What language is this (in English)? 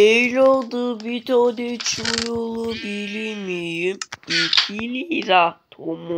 Turkish